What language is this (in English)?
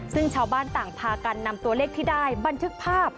Thai